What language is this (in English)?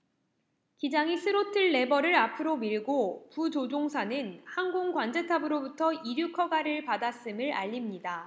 Korean